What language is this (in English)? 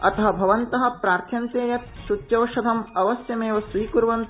Sanskrit